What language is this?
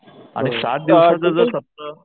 Marathi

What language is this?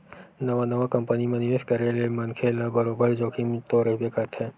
Chhattisgarhi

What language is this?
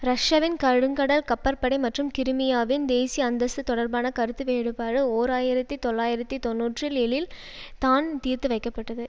Tamil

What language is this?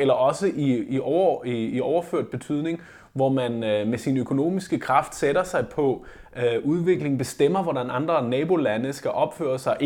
Danish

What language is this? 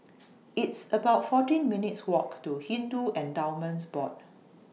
English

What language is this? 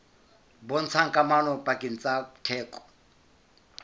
Southern Sotho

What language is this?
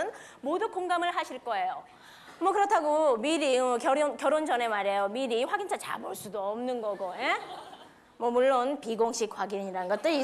Korean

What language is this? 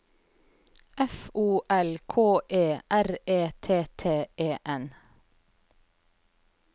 Norwegian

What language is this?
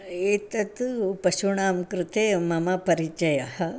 Sanskrit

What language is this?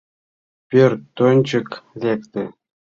Mari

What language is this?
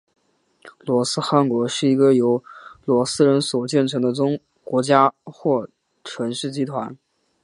Chinese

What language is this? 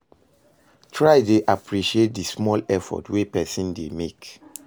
Nigerian Pidgin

